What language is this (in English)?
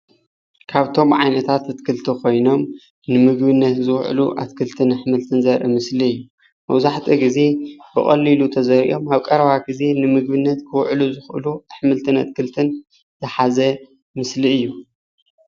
Tigrinya